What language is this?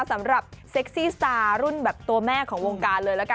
Thai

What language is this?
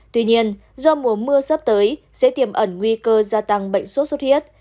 Vietnamese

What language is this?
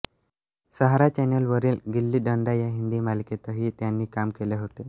Marathi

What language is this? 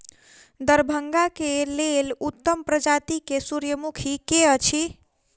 Maithili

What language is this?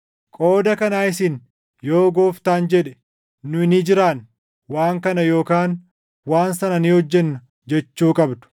Oromo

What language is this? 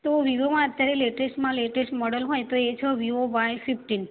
Gujarati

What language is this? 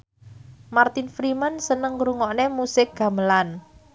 Javanese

